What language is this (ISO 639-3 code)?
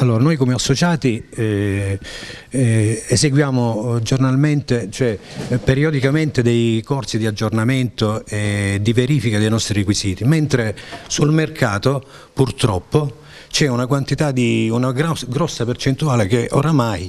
ita